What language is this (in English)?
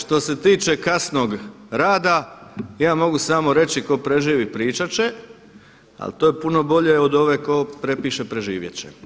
Croatian